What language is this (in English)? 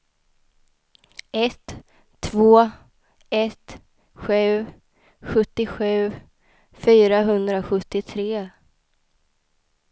Swedish